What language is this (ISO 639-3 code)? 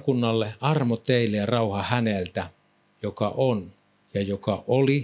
fin